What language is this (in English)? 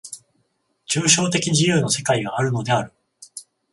Japanese